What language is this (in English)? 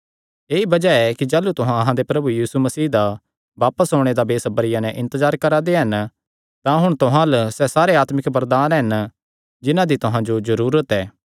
Kangri